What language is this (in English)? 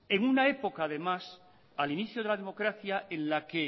Spanish